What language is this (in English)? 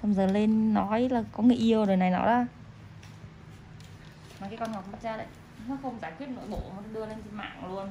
Vietnamese